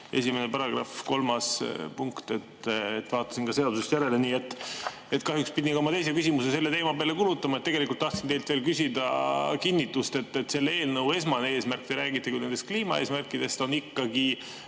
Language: Estonian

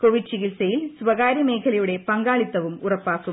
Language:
Malayalam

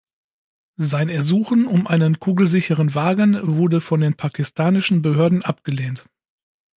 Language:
German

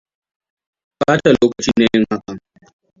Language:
Hausa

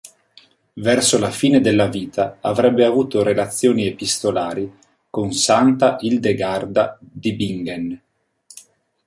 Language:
Italian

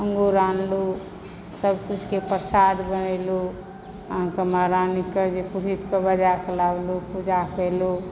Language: Maithili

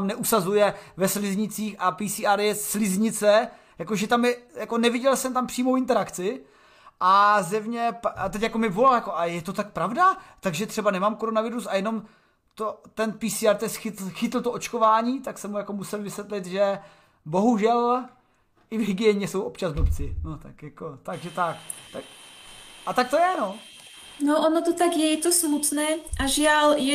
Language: Czech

